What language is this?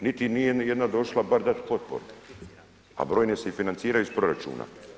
Croatian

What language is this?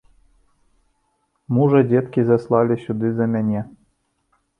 Belarusian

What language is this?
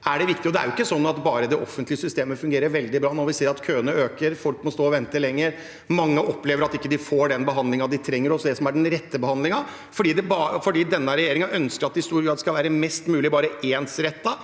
Norwegian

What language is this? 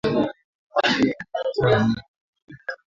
Swahili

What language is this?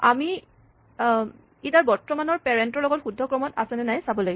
Assamese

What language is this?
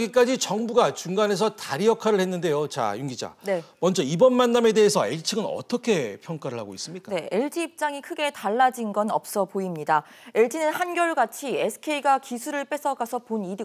Korean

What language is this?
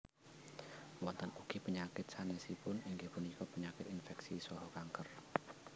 Javanese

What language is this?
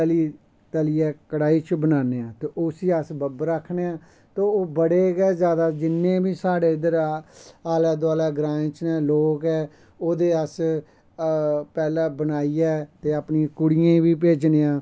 Dogri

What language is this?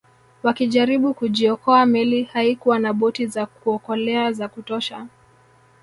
Swahili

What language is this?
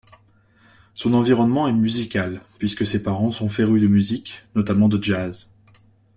French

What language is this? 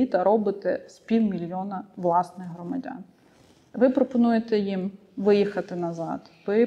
Ukrainian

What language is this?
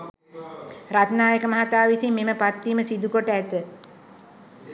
Sinhala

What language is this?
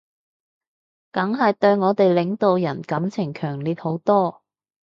Cantonese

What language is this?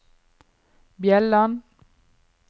Norwegian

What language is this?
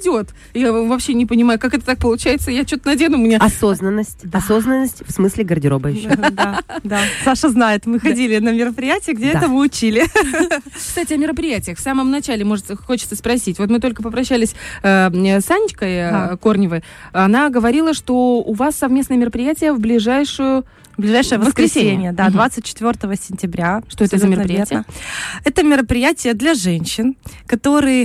Russian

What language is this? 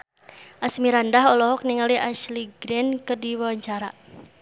Sundanese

